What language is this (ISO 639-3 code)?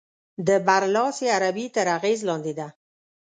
pus